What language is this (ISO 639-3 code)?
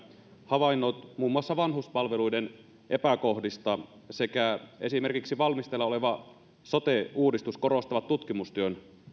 fin